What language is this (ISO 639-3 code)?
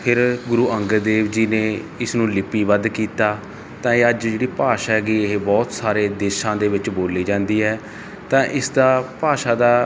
pan